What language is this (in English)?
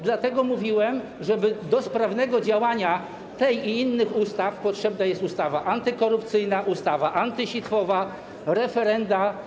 Polish